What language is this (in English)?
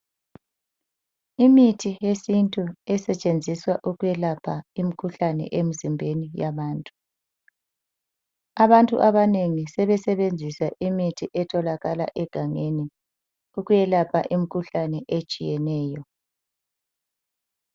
North Ndebele